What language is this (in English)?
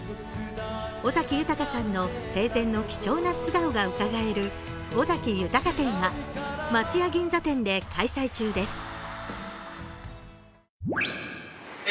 Japanese